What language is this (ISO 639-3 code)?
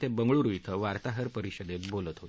mar